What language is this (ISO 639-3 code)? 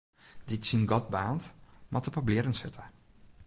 fry